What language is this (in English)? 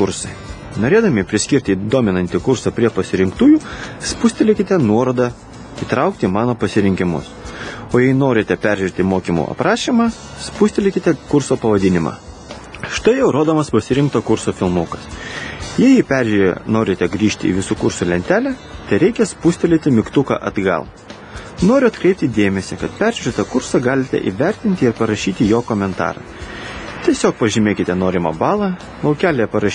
Lithuanian